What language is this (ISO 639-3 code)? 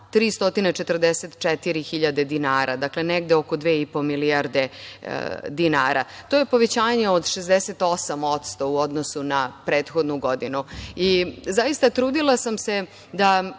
srp